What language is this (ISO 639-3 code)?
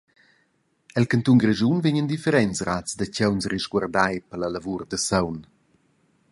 roh